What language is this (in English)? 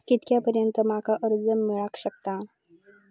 Marathi